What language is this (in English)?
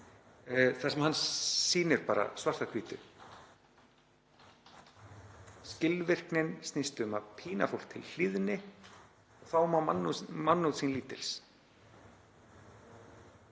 Icelandic